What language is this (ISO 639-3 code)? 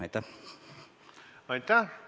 est